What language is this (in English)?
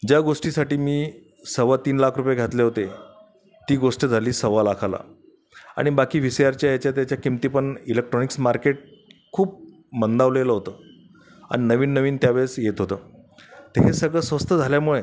Marathi